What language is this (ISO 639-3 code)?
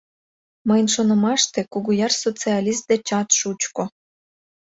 chm